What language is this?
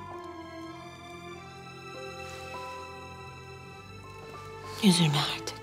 Turkish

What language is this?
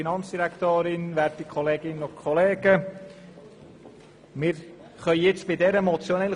Swiss German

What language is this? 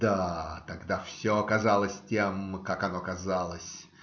Russian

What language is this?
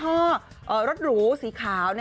Thai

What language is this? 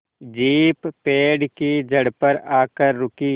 Hindi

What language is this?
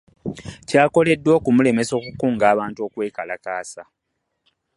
Ganda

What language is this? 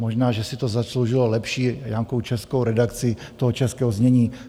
Czech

